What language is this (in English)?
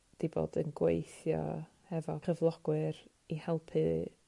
Welsh